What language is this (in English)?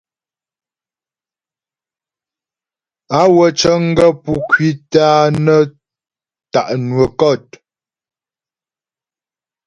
Ghomala